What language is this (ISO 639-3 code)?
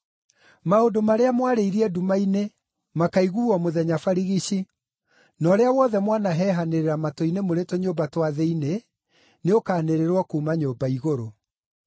kik